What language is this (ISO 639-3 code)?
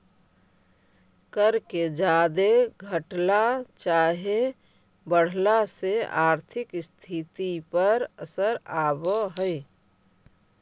mag